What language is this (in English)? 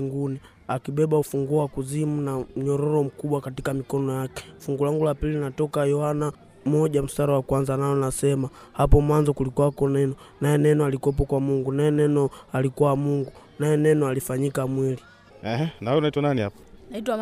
Swahili